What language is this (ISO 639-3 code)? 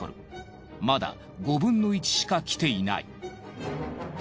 jpn